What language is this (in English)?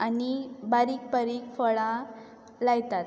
Konkani